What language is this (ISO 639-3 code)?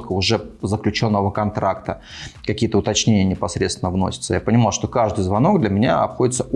rus